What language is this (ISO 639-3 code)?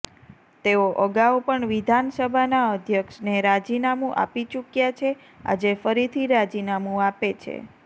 guj